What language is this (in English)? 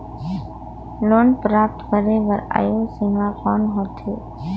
Chhattisgarhi